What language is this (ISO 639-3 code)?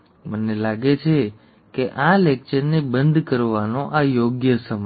guj